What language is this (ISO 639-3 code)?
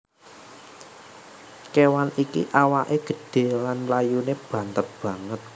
jav